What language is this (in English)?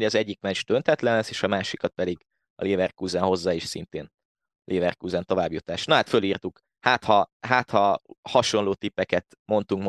Hungarian